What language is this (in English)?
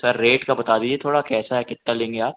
Hindi